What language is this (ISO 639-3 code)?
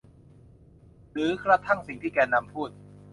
tha